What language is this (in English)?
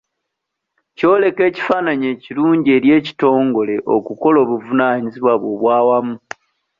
Ganda